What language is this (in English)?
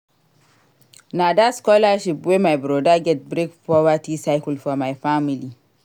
Nigerian Pidgin